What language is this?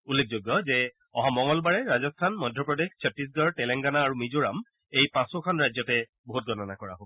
Assamese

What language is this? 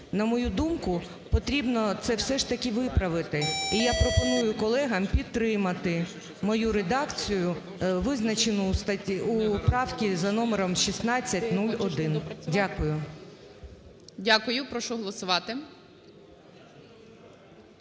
Ukrainian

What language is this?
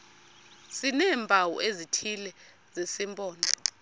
Xhosa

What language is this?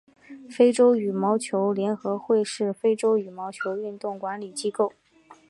Chinese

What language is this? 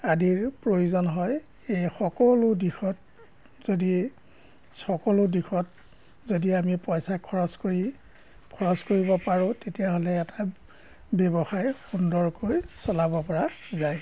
Assamese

